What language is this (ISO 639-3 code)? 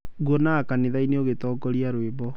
kik